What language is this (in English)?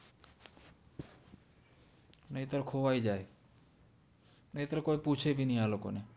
Gujarati